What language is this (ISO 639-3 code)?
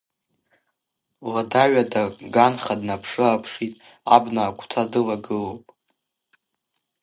abk